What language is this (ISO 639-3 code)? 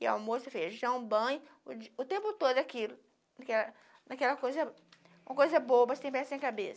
por